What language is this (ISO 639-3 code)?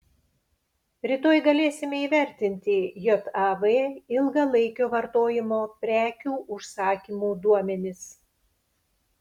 lit